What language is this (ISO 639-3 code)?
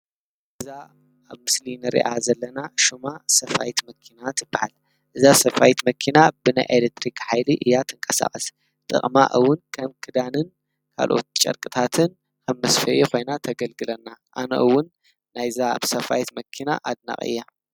tir